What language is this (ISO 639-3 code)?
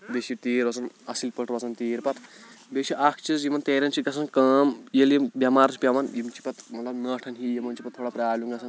kas